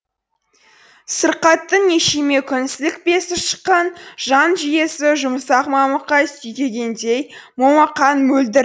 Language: Kazakh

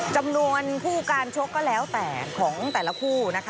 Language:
Thai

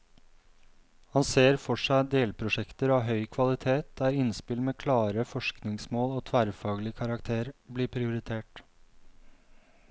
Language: Norwegian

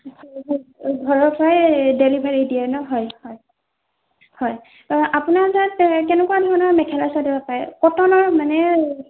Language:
Assamese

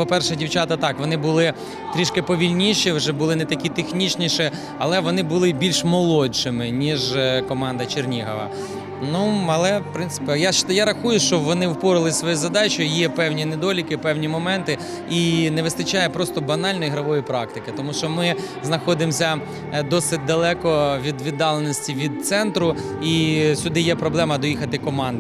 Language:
Ukrainian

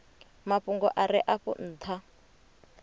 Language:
Venda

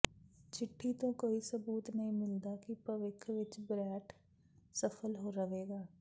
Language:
Punjabi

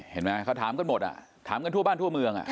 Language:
Thai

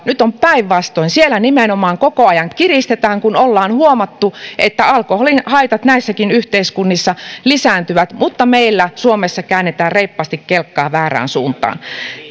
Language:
Finnish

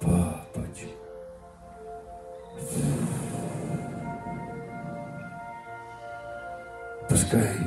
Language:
Russian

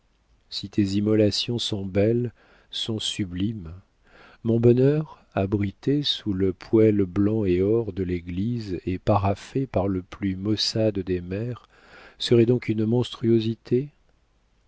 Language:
French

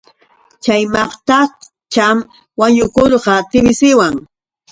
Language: Yauyos Quechua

